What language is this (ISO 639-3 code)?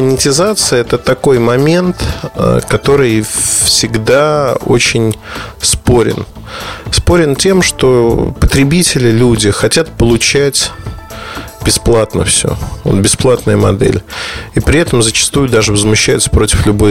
rus